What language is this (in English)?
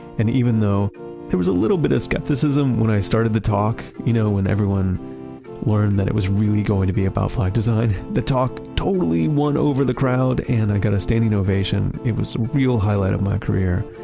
English